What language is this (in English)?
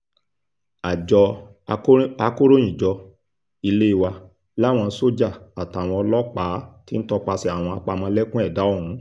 Yoruba